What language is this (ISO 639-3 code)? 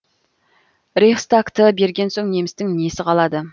kaz